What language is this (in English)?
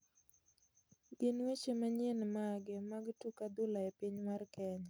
Luo (Kenya and Tanzania)